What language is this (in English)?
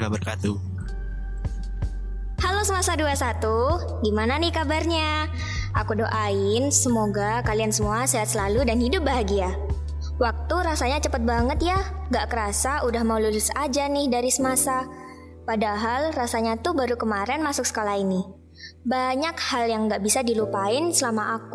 Indonesian